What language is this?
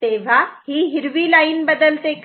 Marathi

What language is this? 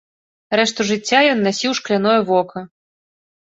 Belarusian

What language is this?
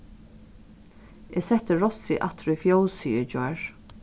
Faroese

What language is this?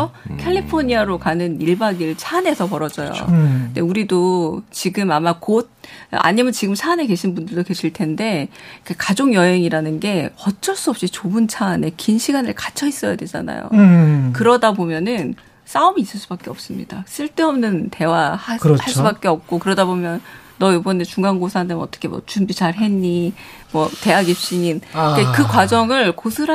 Korean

